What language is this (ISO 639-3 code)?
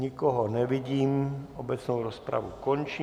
ces